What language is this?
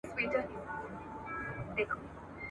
Pashto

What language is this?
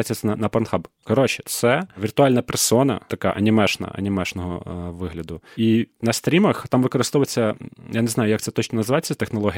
Ukrainian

